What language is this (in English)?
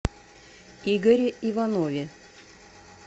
Russian